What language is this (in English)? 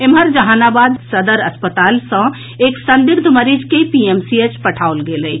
Maithili